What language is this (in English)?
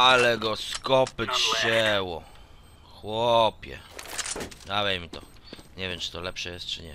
Polish